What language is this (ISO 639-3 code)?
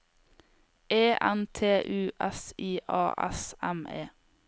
nor